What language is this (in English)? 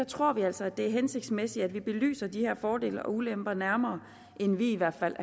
Danish